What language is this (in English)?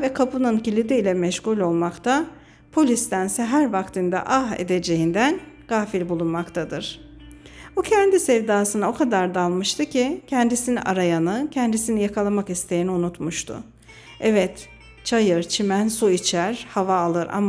Turkish